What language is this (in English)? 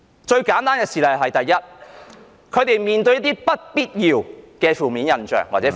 Cantonese